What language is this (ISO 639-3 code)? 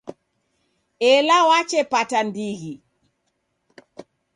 dav